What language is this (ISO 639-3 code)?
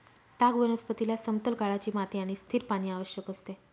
mar